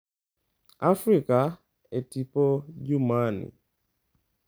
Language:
Luo (Kenya and Tanzania)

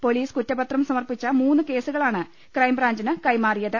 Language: Malayalam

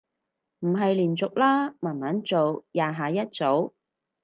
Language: Cantonese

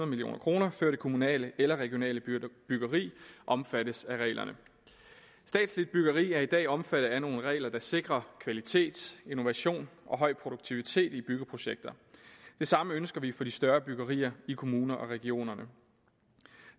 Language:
Danish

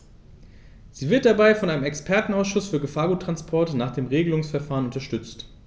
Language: German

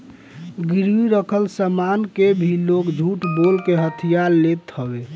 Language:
Bhojpuri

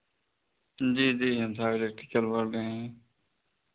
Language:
Hindi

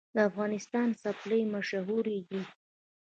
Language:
Pashto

